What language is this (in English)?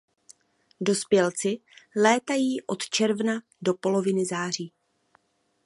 Czech